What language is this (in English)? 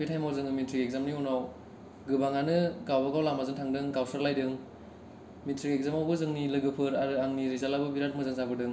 Bodo